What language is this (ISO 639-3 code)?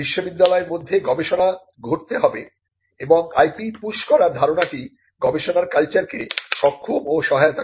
ben